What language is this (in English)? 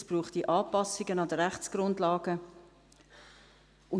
Swiss German